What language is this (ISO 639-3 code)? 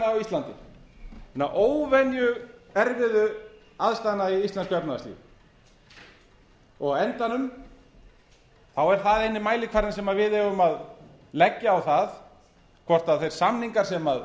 isl